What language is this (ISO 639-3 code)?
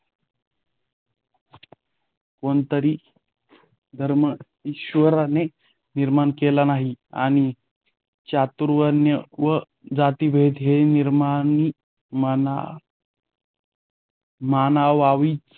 mar